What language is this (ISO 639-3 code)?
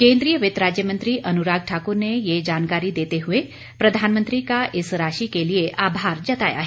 hin